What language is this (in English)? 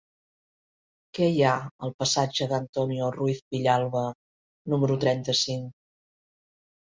Catalan